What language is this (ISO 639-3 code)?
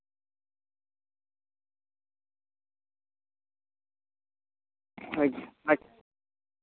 sat